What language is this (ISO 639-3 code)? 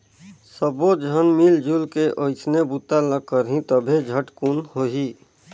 hne